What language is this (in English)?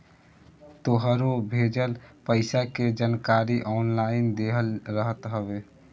Bhojpuri